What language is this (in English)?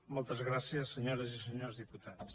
Catalan